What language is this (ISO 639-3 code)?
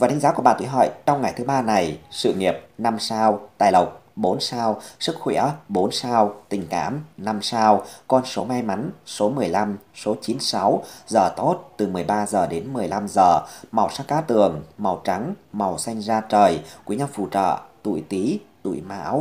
vie